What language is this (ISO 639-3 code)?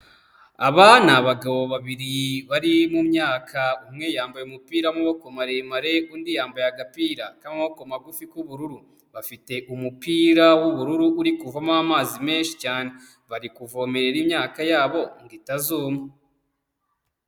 kin